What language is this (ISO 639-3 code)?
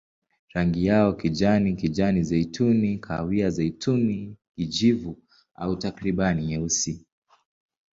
swa